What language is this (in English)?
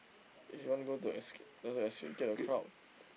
English